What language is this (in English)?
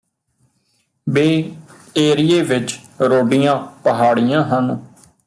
Punjabi